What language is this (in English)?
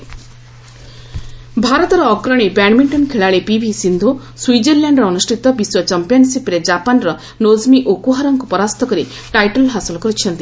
Odia